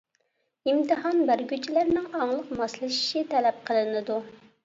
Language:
Uyghur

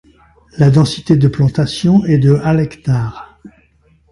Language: French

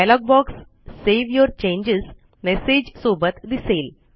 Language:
Marathi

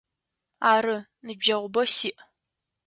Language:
Adyghe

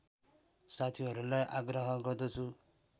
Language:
Nepali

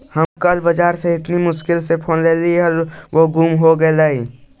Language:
Magahi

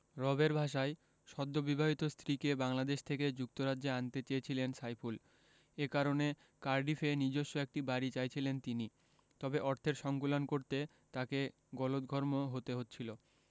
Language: Bangla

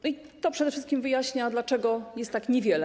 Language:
Polish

